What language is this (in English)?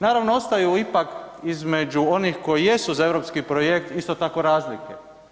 Croatian